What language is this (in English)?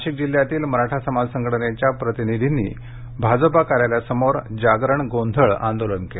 Marathi